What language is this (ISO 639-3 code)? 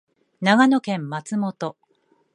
jpn